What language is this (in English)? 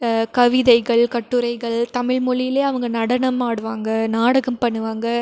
Tamil